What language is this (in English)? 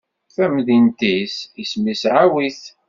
Kabyle